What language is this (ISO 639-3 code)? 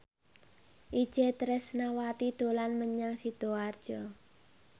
jav